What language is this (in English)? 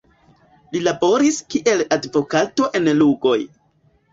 Esperanto